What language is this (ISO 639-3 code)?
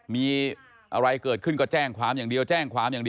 tha